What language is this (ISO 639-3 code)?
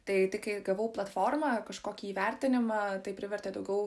lit